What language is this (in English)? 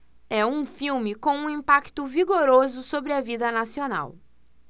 Portuguese